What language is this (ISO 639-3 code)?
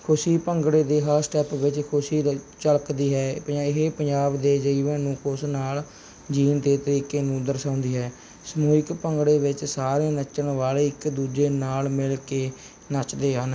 pan